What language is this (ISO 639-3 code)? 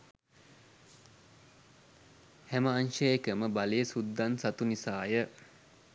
sin